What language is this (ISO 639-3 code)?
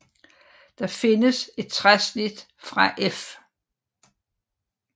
dan